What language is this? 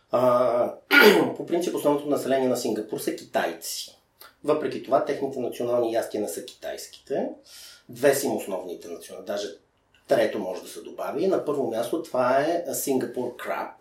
Bulgarian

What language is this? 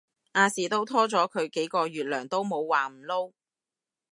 Cantonese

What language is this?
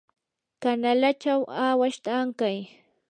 Yanahuanca Pasco Quechua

